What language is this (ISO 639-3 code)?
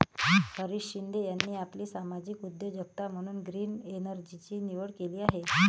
mar